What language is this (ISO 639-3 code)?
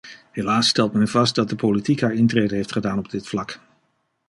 nld